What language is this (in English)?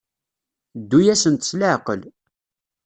Kabyle